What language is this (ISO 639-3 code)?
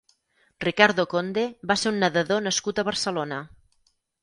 cat